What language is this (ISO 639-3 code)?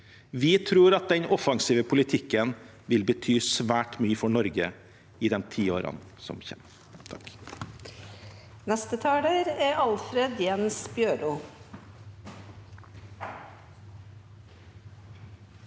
nor